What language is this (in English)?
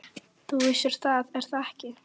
Icelandic